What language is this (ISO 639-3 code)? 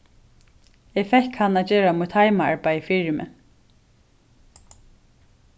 fao